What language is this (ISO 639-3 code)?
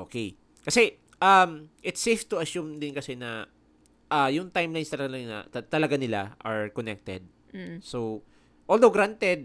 fil